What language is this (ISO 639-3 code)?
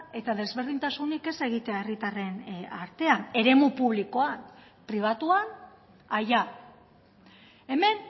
eus